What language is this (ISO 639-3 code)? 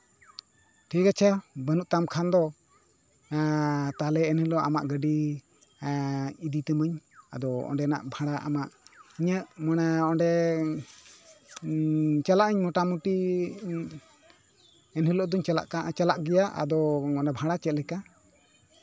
sat